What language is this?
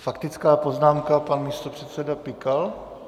Czech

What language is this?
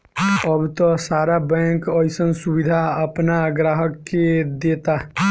Bhojpuri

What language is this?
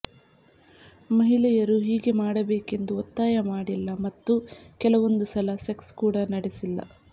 Kannada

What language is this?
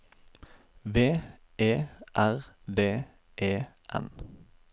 Norwegian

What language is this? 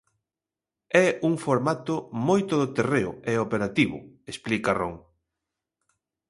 Galician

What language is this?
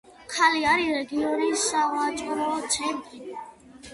Georgian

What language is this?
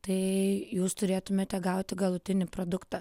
Lithuanian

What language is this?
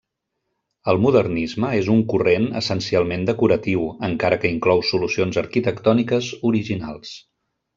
Catalan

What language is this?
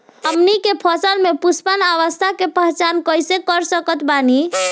Bhojpuri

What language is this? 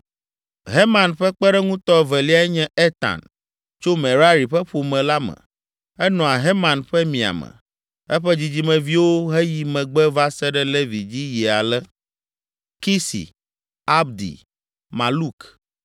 Ewe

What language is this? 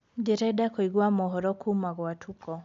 Kikuyu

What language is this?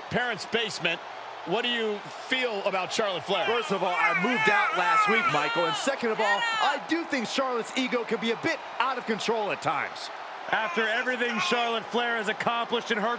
English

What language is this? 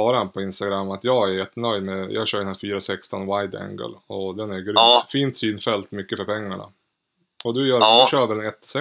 Swedish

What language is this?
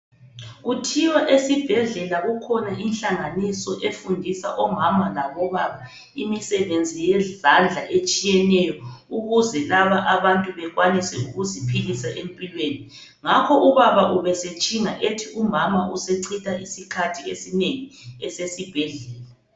North Ndebele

